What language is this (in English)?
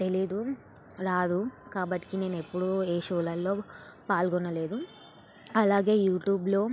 Telugu